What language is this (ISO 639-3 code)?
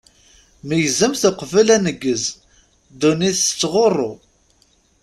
kab